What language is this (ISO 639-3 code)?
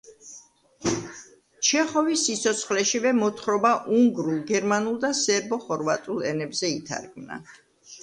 kat